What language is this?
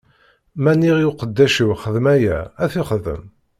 Kabyle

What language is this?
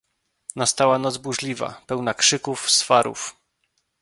Polish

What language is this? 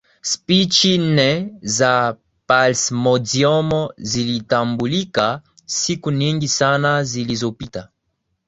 Swahili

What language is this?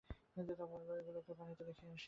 Bangla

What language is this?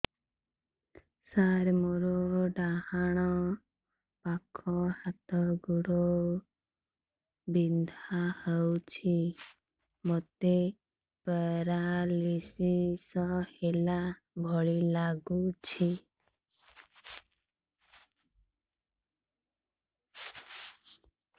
Odia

